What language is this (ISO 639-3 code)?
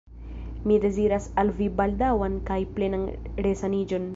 epo